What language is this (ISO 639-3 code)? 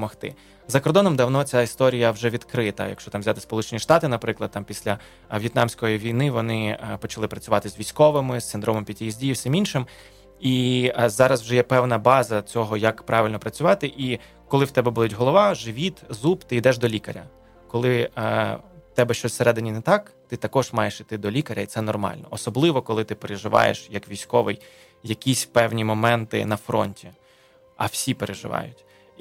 ukr